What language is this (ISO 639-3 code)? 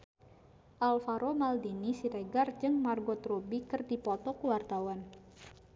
sun